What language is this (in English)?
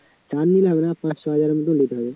Bangla